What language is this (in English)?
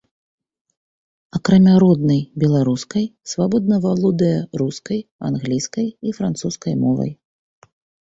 Belarusian